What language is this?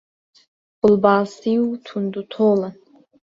Central Kurdish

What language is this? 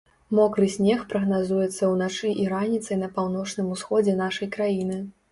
Belarusian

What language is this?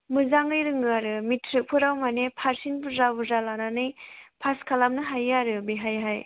Bodo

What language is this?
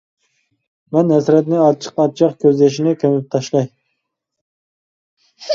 Uyghur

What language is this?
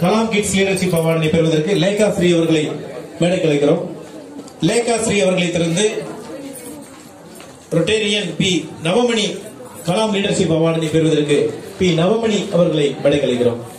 Japanese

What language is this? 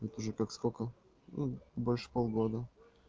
Russian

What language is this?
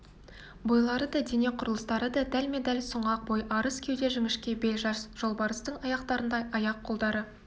Kazakh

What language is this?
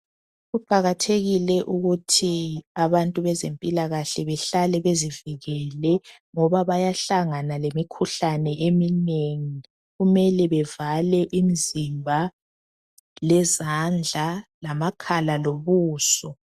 North Ndebele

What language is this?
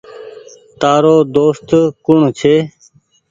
Goaria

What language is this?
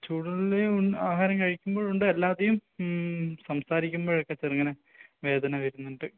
Malayalam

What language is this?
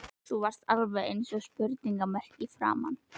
Icelandic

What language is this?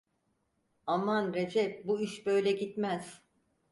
Turkish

